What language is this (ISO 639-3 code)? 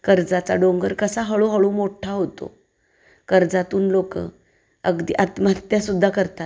mar